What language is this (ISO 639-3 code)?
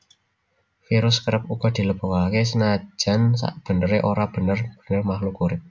jav